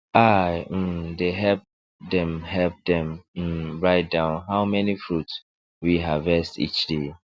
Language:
Nigerian Pidgin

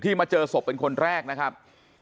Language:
Thai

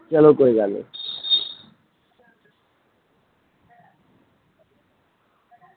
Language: Dogri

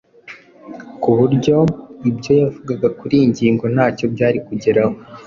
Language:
Kinyarwanda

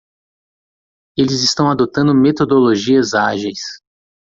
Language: Portuguese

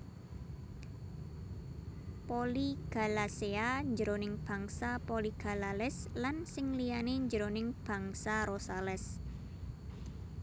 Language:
Javanese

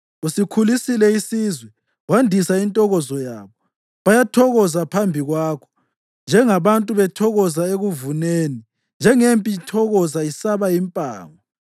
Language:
North Ndebele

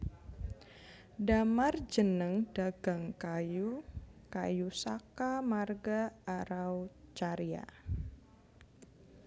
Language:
Javanese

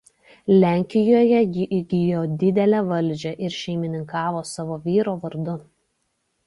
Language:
Lithuanian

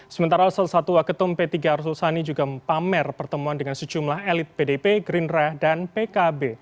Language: Indonesian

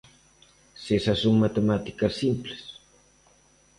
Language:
Galician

